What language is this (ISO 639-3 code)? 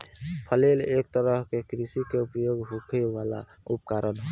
bho